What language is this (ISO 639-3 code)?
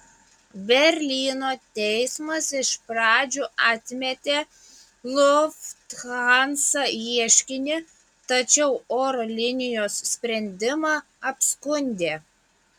lit